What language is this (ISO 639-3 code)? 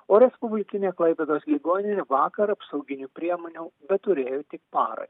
lit